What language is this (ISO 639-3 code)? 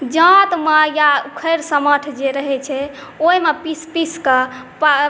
mai